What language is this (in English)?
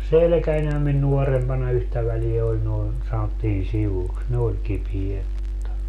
Finnish